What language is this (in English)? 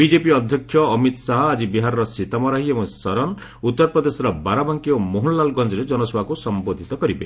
Odia